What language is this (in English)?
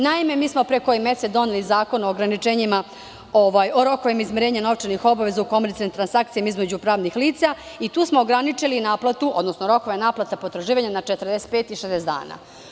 Serbian